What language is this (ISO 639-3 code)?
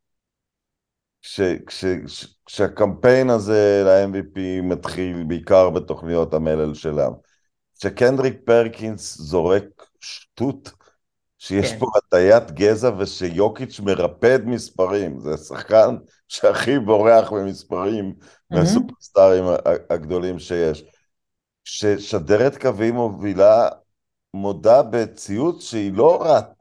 heb